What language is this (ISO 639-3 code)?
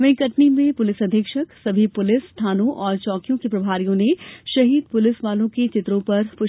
hin